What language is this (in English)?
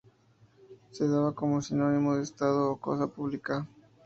Spanish